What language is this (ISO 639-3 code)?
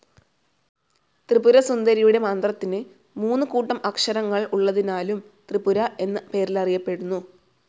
mal